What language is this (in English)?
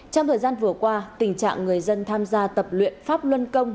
Vietnamese